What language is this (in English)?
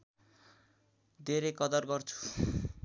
Nepali